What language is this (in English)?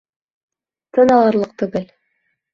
Bashkir